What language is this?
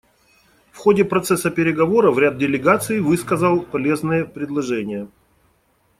Russian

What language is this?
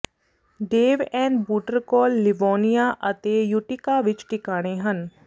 Punjabi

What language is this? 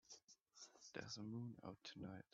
English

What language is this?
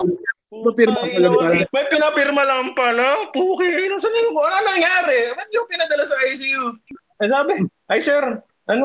Filipino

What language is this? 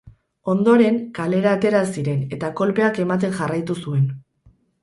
Basque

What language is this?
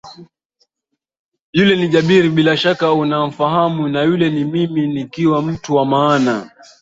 Swahili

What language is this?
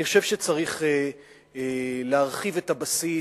Hebrew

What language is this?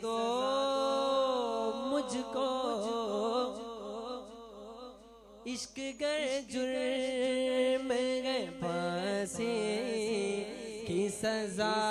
Hindi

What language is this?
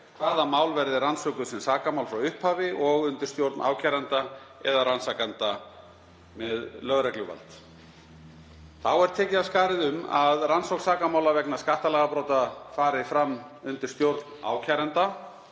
Icelandic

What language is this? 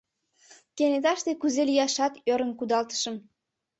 Mari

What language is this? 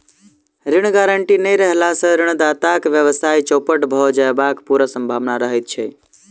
Maithili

